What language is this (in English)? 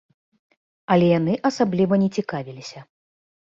Belarusian